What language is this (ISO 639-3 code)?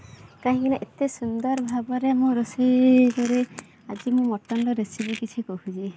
ori